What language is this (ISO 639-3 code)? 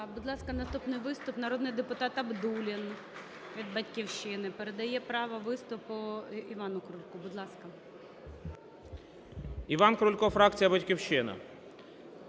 ukr